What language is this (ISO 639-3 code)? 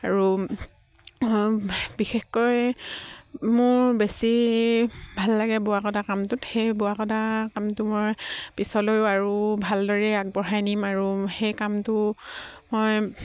asm